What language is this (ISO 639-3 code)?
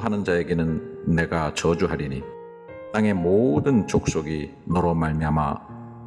kor